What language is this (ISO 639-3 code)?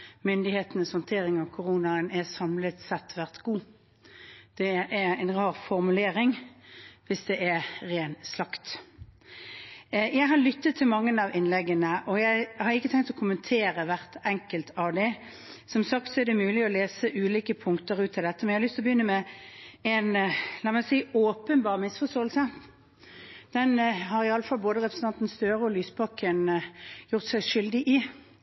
nob